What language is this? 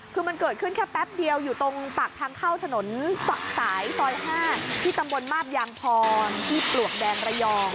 Thai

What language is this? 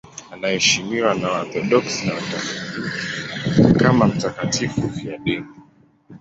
Swahili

